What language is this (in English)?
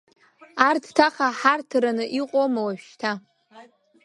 Abkhazian